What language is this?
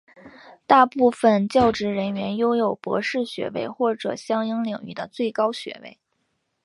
Chinese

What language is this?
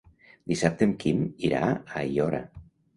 Catalan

